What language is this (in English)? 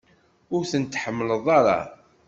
Kabyle